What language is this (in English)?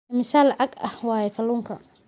Somali